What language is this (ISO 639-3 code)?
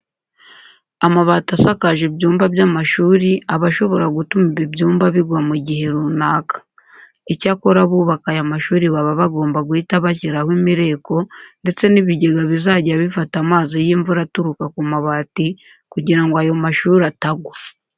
kin